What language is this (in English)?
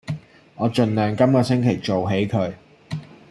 Cantonese